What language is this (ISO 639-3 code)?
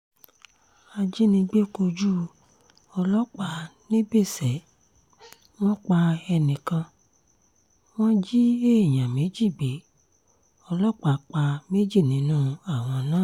yor